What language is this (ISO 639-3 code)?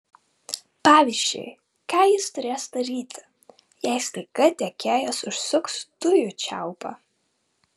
lit